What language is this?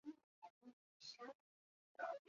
Chinese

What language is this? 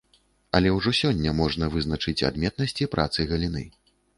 Belarusian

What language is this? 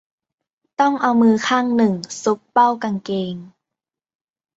Thai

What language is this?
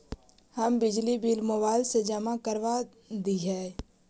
Magahi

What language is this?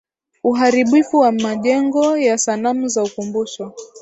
Swahili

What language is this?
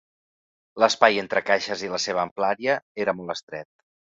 Catalan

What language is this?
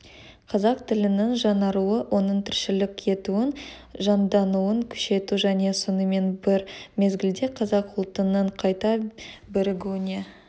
Kazakh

